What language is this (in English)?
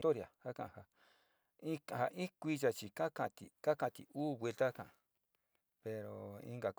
Sinicahua Mixtec